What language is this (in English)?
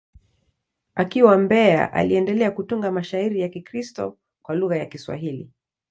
Swahili